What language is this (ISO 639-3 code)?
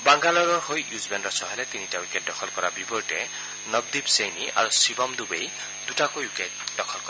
asm